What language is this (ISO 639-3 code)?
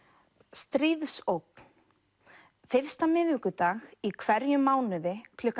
isl